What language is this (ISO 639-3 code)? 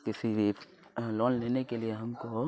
urd